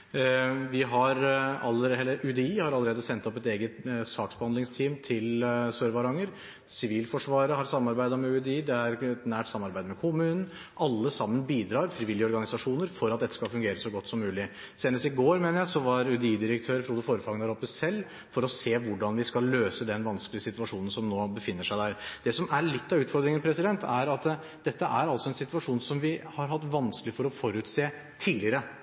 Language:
Norwegian Bokmål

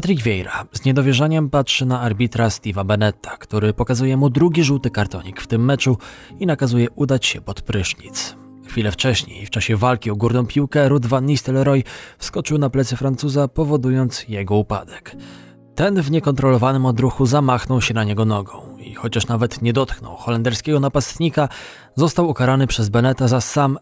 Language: Polish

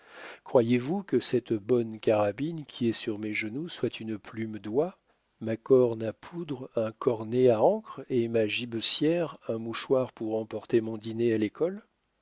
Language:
French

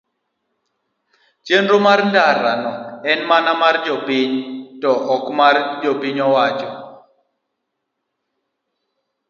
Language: Luo (Kenya and Tanzania)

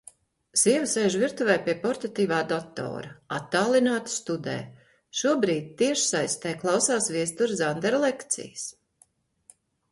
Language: Latvian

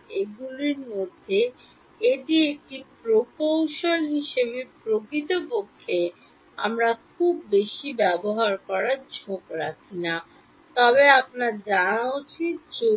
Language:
Bangla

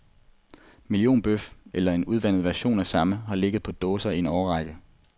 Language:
Danish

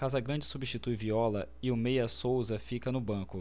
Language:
Portuguese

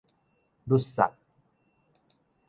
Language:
Min Nan Chinese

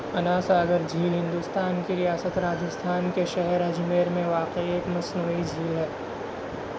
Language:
Urdu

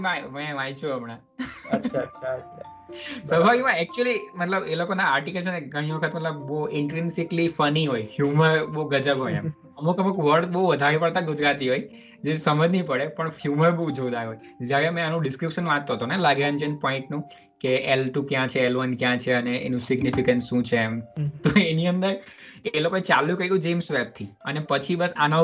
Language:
Gujarati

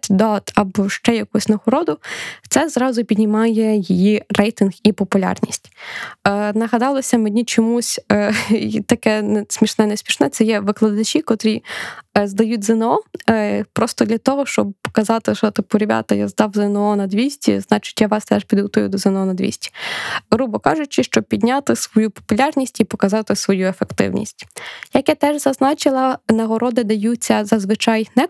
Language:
Ukrainian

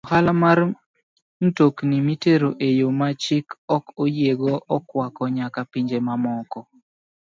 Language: Luo (Kenya and Tanzania)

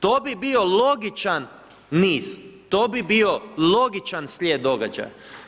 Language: Croatian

